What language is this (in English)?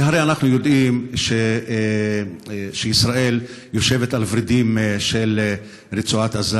Hebrew